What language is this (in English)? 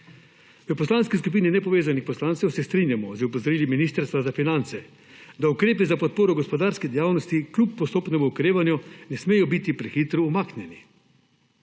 Slovenian